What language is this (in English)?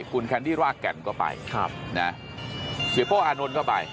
Thai